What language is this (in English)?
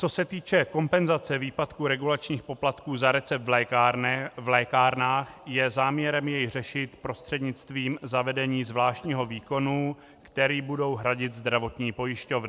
Czech